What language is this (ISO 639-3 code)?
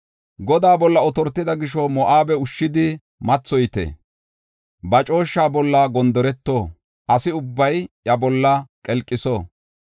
gof